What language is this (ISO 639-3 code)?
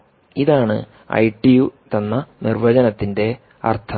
mal